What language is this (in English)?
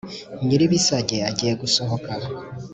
Kinyarwanda